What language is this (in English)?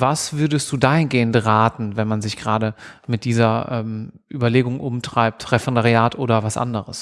German